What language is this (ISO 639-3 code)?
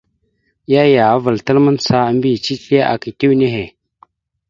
mxu